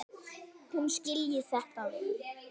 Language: Icelandic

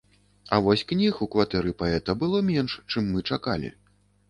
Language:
Belarusian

